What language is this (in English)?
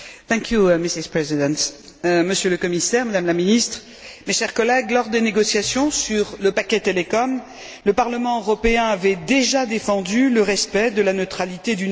French